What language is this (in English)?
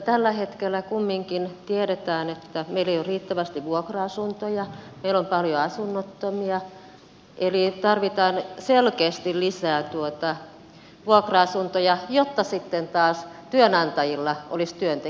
Finnish